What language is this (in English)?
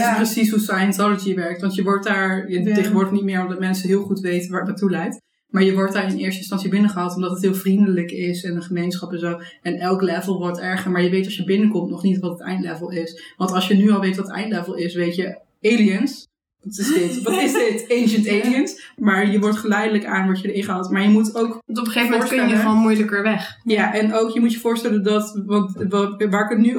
Dutch